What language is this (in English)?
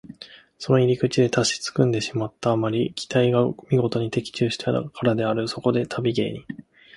Japanese